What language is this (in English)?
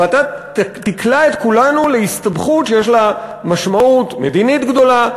Hebrew